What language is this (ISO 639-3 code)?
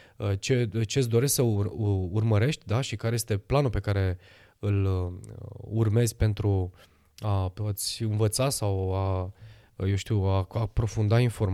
ron